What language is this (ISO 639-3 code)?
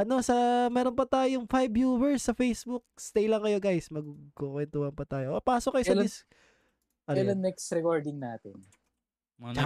fil